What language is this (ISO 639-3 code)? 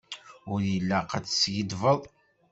kab